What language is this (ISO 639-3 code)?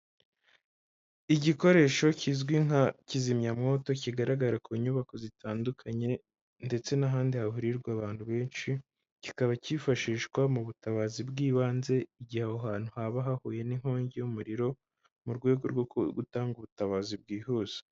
kin